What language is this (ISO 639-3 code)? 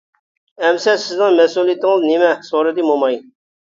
uig